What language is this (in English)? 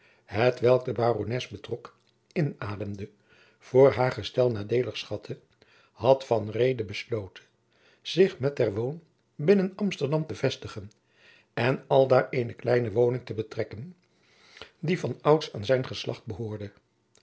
Dutch